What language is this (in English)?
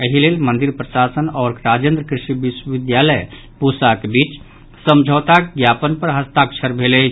Maithili